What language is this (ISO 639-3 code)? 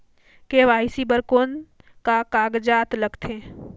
hne